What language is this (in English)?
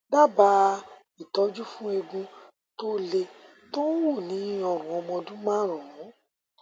Yoruba